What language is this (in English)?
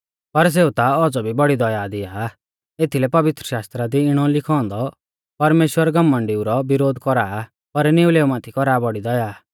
Mahasu Pahari